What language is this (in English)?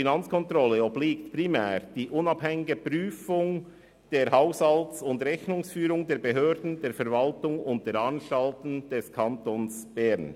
Swiss German